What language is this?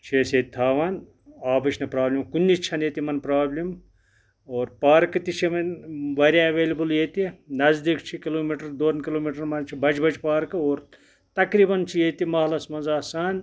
Kashmiri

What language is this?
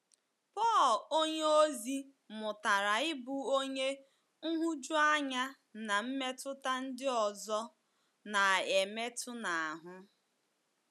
Igbo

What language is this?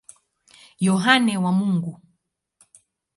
Swahili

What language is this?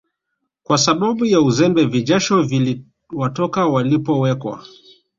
Swahili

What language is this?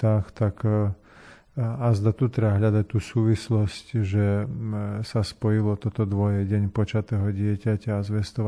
Slovak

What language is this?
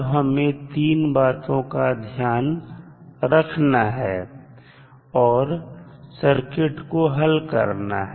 Hindi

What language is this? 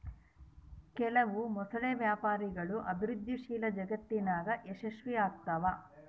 Kannada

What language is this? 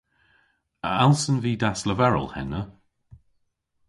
Cornish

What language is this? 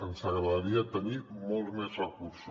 Catalan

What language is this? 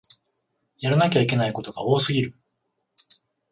Japanese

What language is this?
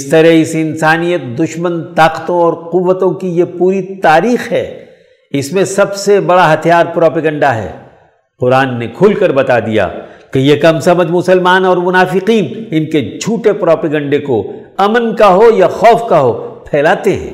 Urdu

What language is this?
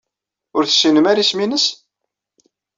Kabyle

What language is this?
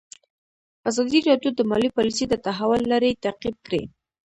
Pashto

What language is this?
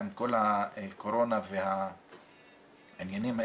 Hebrew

